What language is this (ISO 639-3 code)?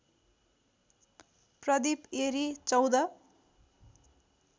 nep